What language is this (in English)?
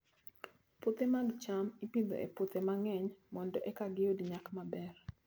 Luo (Kenya and Tanzania)